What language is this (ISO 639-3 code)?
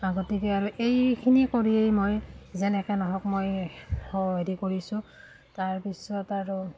asm